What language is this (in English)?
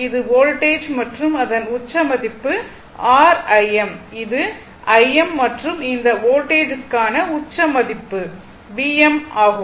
Tamil